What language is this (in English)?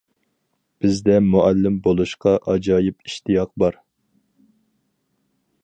Uyghur